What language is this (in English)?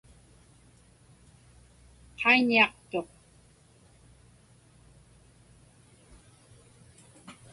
Inupiaq